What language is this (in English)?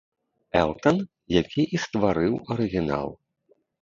Belarusian